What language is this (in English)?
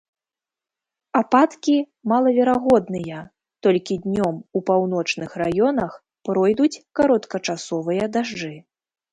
Belarusian